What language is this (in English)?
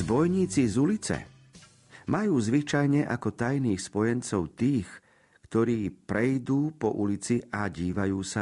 Slovak